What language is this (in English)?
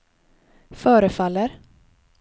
Swedish